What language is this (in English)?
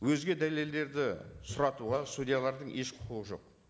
Kazakh